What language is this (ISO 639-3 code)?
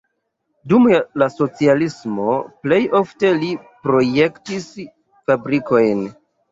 epo